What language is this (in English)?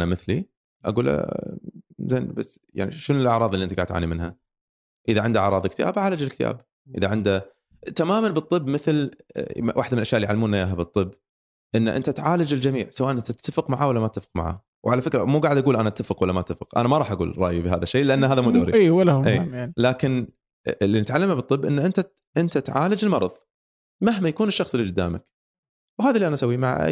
Arabic